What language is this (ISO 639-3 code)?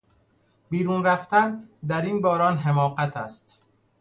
fas